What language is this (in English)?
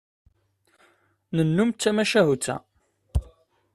Kabyle